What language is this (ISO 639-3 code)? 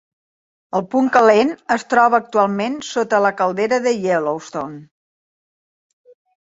cat